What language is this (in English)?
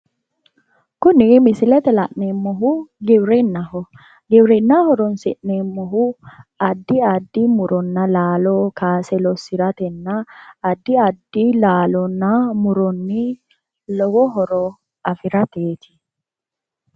Sidamo